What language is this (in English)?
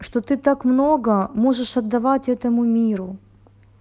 Russian